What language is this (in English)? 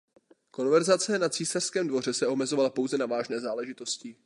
Czech